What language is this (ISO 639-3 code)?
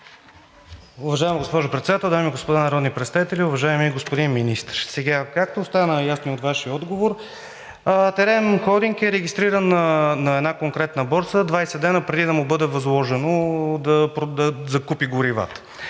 bul